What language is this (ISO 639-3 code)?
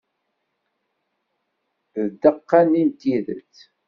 kab